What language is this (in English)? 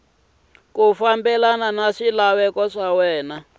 Tsonga